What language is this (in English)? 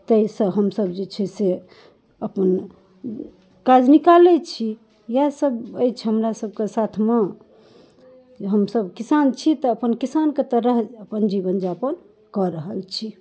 Maithili